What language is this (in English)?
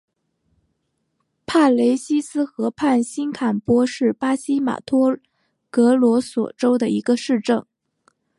Chinese